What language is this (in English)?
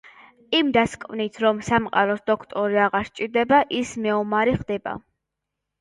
Georgian